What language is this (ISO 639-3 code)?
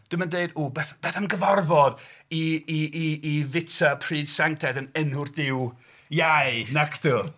cym